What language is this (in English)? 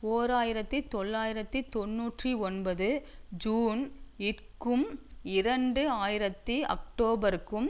Tamil